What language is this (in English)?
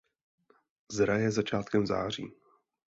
Czech